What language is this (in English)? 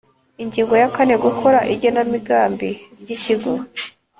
Kinyarwanda